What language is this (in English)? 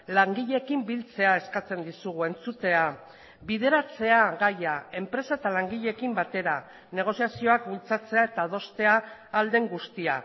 Basque